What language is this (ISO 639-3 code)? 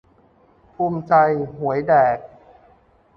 tha